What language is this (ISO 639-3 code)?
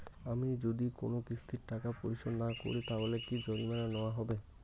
ben